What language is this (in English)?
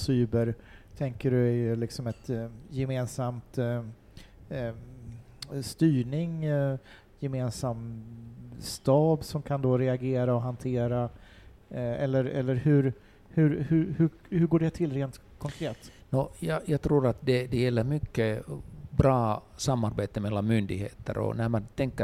Swedish